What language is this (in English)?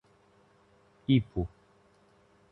Portuguese